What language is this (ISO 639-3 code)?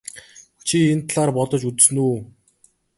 mon